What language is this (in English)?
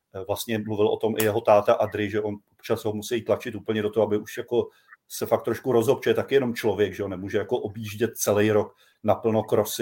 Czech